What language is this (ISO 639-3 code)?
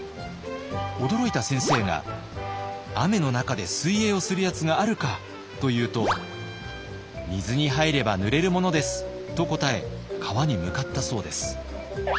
jpn